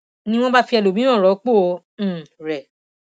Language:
Yoruba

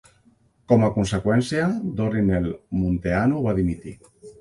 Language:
Catalan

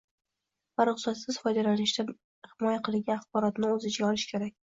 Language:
Uzbek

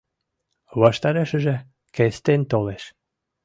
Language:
Mari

